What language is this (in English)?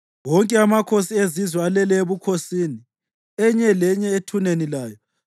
North Ndebele